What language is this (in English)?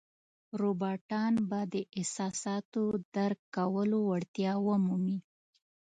Pashto